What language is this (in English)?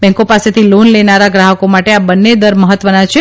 Gujarati